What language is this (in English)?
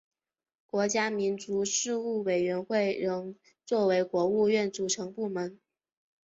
Chinese